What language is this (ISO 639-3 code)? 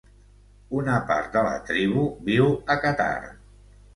cat